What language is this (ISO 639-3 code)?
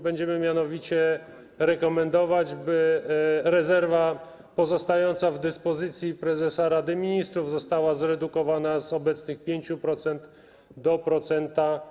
pol